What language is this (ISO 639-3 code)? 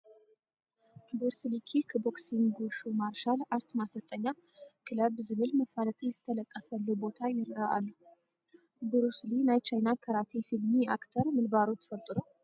tir